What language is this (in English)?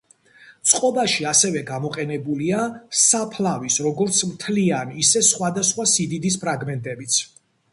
Georgian